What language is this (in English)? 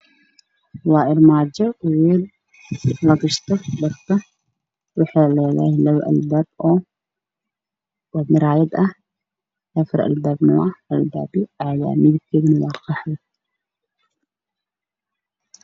Somali